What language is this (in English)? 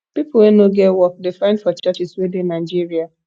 Nigerian Pidgin